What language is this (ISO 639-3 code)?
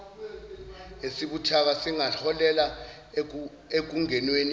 zul